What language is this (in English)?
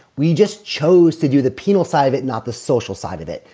English